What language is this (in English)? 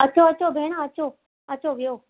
Sindhi